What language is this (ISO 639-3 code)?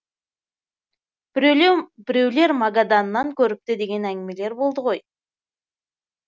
kaz